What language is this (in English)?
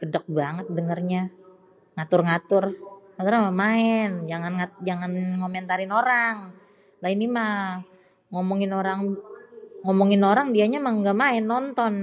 Betawi